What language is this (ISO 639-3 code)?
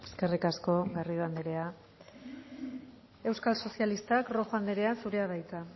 eus